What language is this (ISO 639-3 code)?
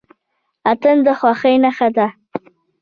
pus